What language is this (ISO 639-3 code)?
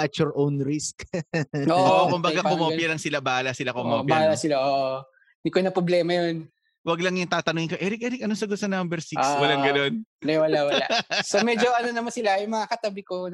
fil